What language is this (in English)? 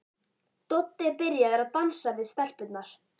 Icelandic